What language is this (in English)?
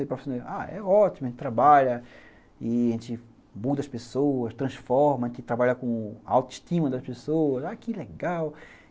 Portuguese